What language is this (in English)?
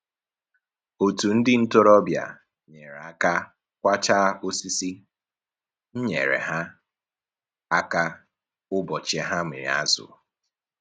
Igbo